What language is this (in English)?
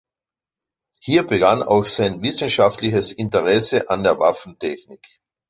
German